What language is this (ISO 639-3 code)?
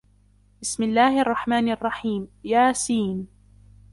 ara